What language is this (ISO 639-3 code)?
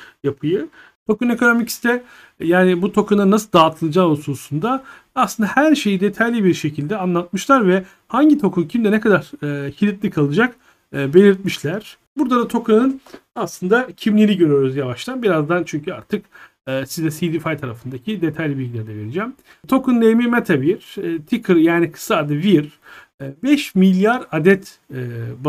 tur